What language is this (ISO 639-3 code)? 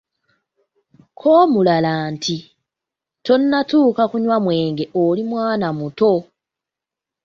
lug